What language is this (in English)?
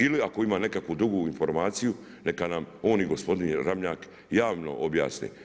Croatian